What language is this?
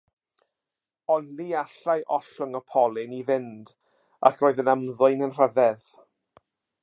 Welsh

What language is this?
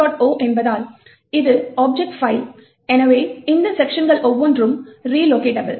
Tamil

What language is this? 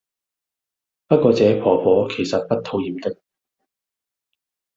Cantonese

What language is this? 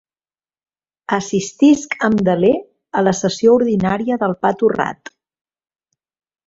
Catalan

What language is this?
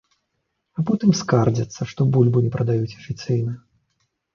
Belarusian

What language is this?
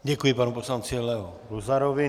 Czech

